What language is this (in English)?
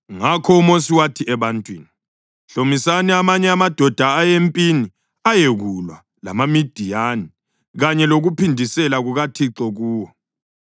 North Ndebele